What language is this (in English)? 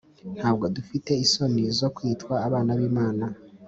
Kinyarwanda